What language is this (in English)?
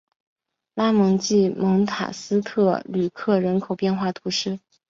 Chinese